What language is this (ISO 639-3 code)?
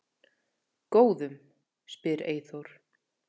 isl